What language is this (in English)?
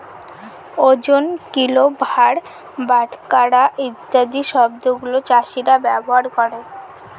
Bangla